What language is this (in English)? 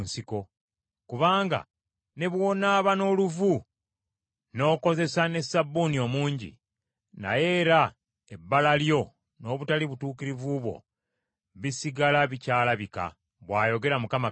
Ganda